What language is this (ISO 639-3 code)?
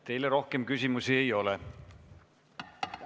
est